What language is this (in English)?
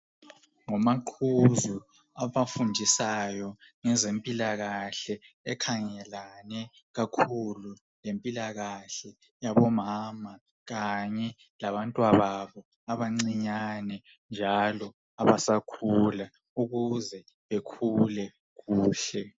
North Ndebele